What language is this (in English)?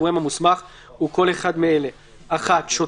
Hebrew